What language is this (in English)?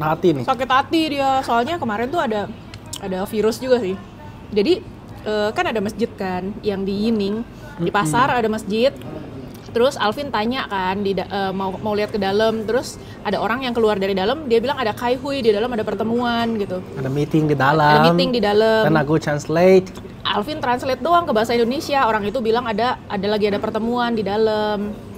Indonesian